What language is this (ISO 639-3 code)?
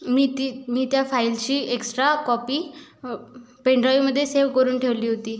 mar